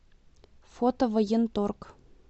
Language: Russian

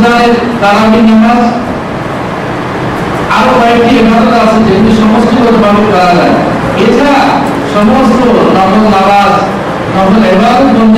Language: Indonesian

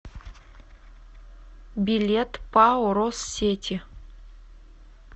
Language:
Russian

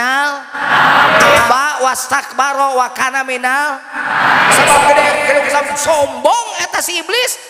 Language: Indonesian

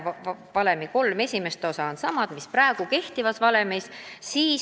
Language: Estonian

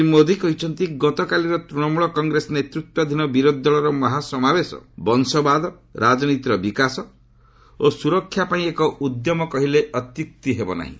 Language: Odia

